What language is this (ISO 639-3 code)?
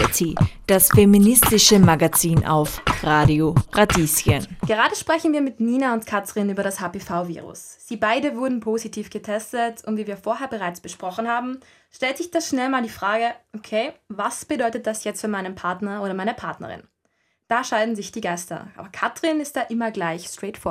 deu